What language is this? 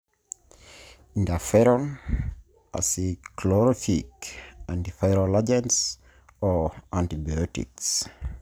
Masai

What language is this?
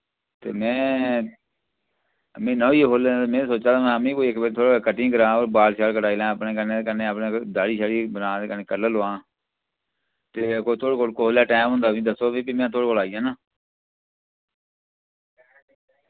Dogri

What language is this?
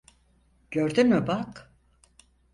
Turkish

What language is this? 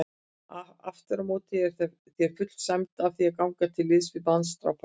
Icelandic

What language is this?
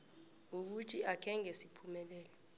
South Ndebele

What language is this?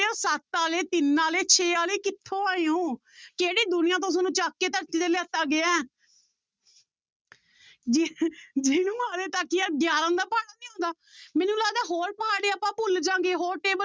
Punjabi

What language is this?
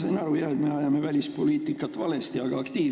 Estonian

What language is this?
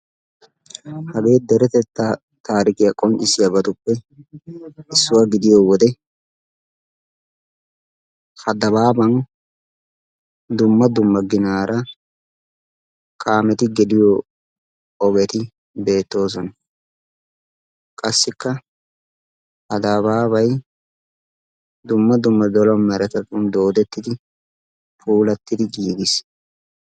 Wolaytta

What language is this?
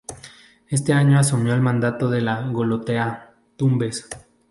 Spanish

